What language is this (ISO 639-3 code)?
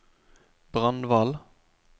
nor